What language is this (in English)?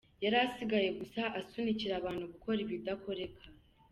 Kinyarwanda